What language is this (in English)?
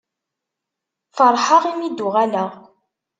Kabyle